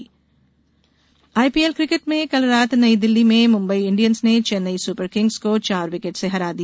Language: Hindi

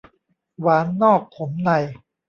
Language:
Thai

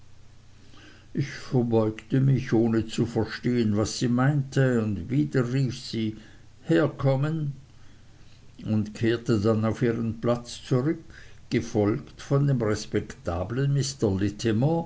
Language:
German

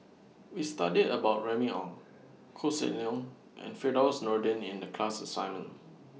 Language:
English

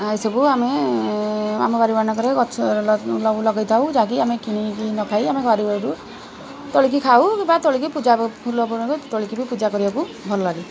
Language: Odia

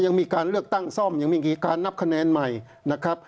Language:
Thai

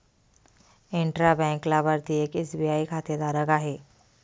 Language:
Marathi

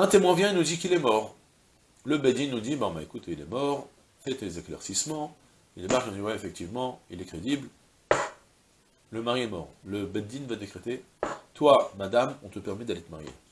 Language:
French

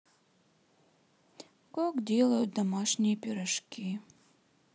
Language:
Russian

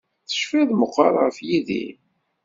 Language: Kabyle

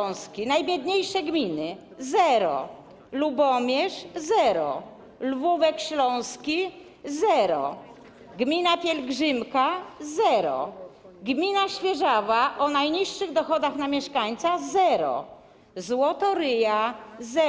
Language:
Polish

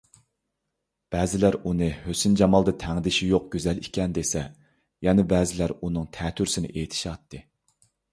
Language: Uyghur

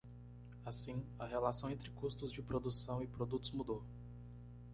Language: Portuguese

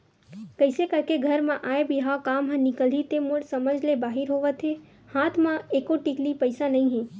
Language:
Chhattisgarhi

